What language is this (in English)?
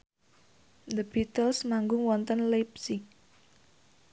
Javanese